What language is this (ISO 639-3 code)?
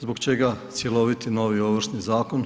hrv